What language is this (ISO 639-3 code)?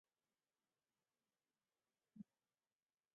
zho